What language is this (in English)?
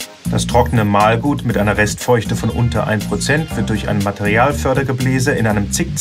German